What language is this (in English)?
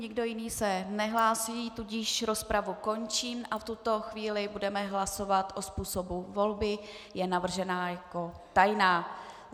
Czech